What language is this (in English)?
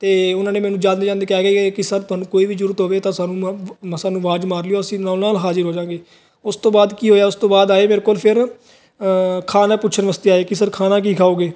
Punjabi